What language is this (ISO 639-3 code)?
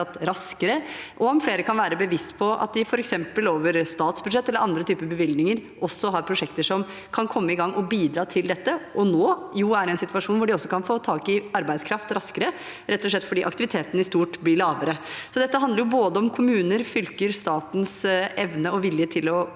nor